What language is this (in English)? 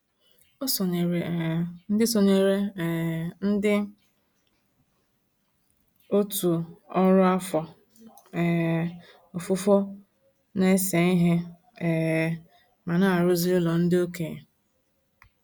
Igbo